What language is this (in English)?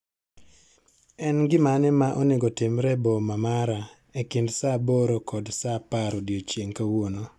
Luo (Kenya and Tanzania)